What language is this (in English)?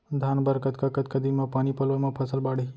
Chhattisgarhi